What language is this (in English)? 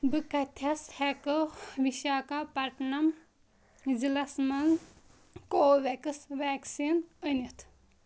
Kashmiri